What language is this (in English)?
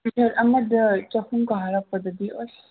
Manipuri